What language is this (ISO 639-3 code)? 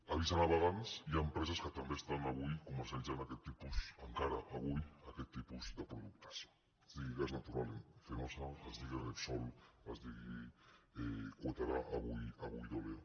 cat